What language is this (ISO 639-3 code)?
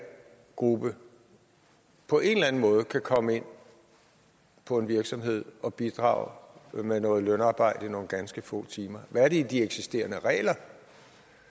dan